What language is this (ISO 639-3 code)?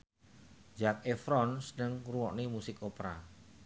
jav